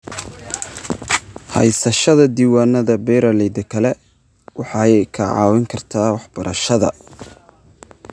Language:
Somali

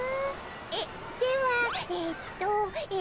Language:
Japanese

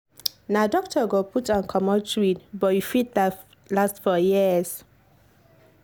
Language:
Nigerian Pidgin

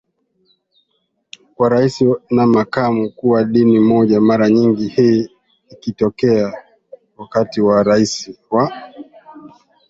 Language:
Swahili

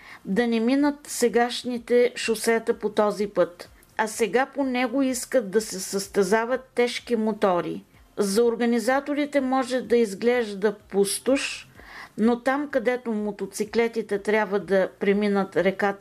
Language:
Bulgarian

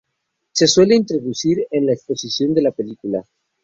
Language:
Spanish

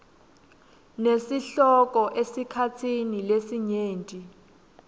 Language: Swati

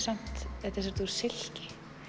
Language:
Icelandic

